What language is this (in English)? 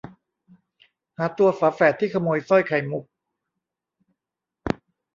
Thai